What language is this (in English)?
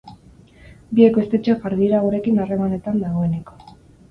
Basque